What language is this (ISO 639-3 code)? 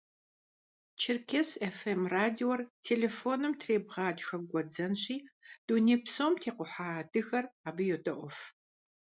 kbd